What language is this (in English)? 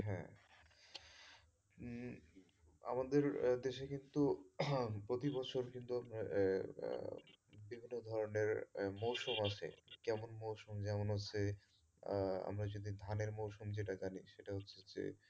Bangla